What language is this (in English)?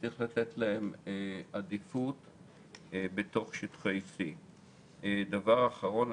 Hebrew